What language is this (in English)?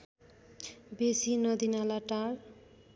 Nepali